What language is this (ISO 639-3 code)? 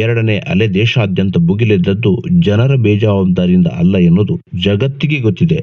kan